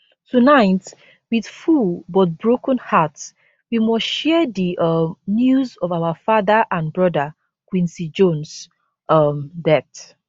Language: Nigerian Pidgin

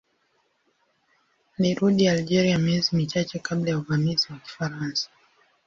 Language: Swahili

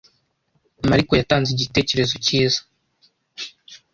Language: Kinyarwanda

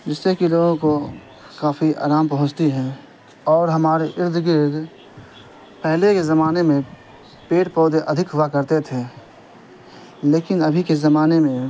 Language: Urdu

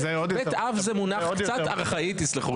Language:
Hebrew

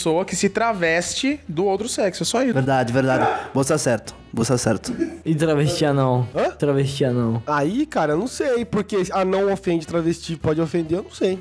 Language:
Portuguese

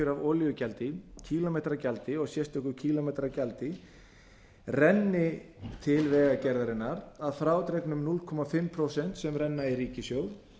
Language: Icelandic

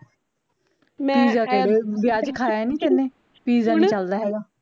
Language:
Punjabi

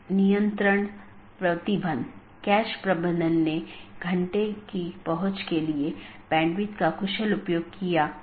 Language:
Hindi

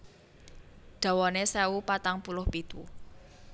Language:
Javanese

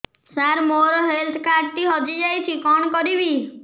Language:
Odia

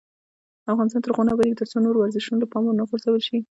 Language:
Pashto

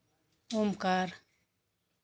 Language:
Marathi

